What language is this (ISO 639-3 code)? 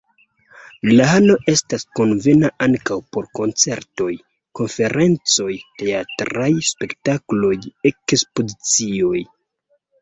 epo